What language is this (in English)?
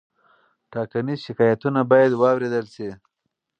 Pashto